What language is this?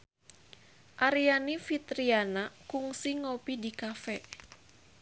Sundanese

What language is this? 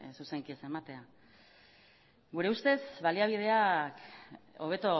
Basque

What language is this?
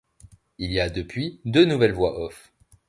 French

